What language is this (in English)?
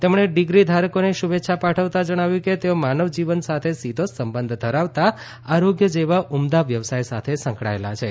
Gujarati